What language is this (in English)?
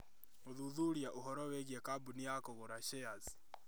Kikuyu